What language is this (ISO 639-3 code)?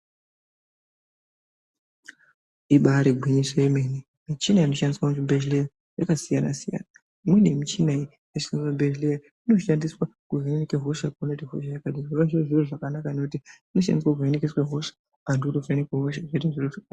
ndc